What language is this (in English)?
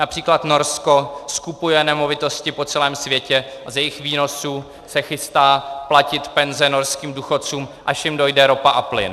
Czech